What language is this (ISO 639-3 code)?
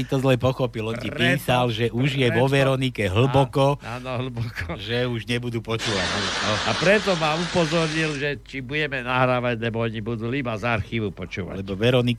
slk